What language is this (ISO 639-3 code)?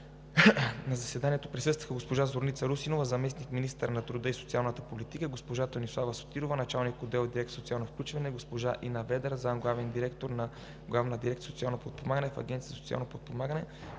bul